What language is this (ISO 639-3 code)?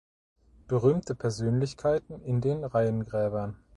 deu